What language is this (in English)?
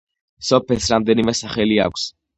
Georgian